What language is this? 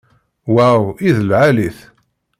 Kabyle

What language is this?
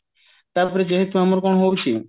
Odia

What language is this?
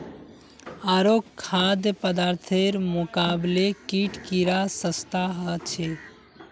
Magahi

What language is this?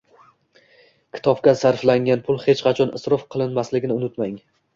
Uzbek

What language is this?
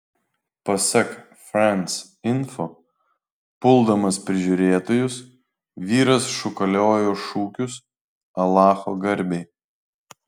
Lithuanian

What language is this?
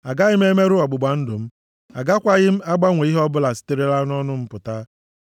Igbo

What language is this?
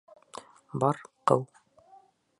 Bashkir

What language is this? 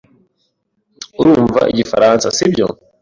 Kinyarwanda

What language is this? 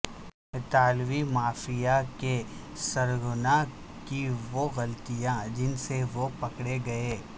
Urdu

